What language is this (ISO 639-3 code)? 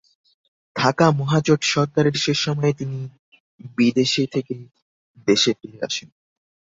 ben